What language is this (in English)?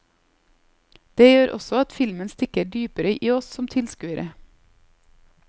Norwegian